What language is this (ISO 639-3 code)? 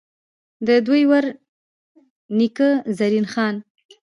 pus